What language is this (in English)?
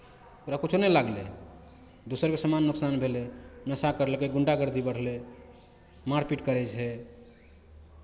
Maithili